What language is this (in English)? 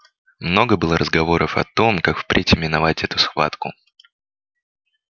Russian